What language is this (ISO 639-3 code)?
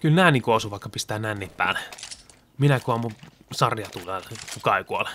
fin